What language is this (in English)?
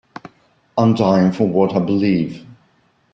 English